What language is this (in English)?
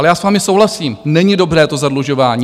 Czech